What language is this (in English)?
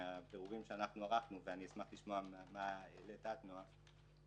Hebrew